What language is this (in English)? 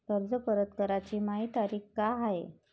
Marathi